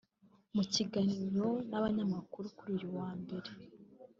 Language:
Kinyarwanda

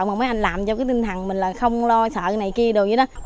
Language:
Vietnamese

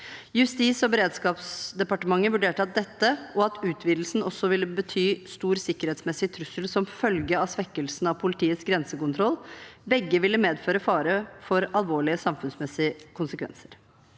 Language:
Norwegian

